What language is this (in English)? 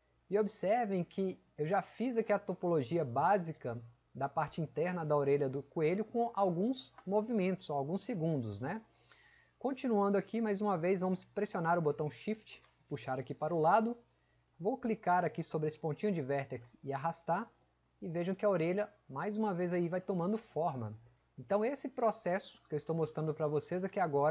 Portuguese